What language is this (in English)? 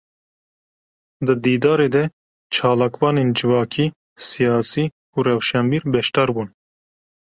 Kurdish